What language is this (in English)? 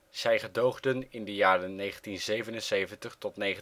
Dutch